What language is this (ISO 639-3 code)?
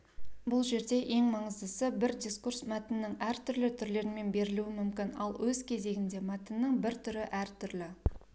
kaz